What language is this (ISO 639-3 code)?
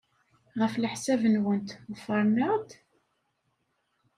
kab